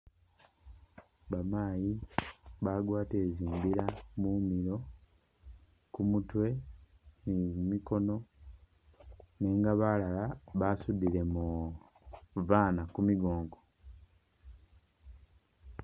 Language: Masaaba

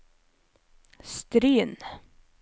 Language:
Norwegian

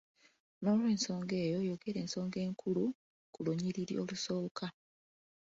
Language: Ganda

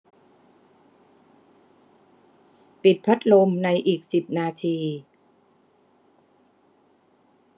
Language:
Thai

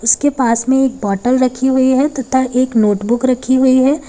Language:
Hindi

